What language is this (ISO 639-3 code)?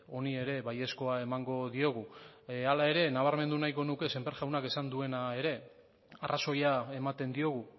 eus